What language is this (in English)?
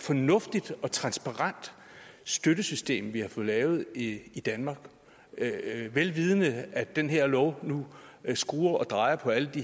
Danish